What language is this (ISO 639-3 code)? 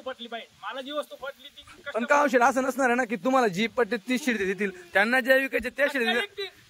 mar